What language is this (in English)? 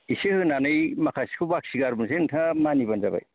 Bodo